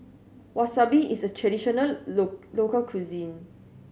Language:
English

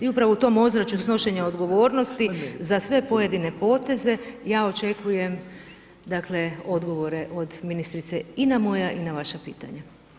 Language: Croatian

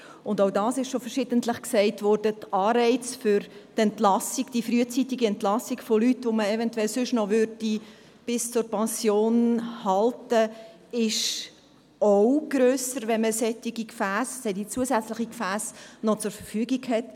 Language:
Swiss German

